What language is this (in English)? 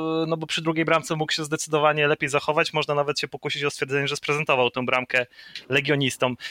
Polish